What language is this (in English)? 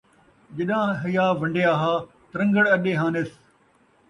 Saraiki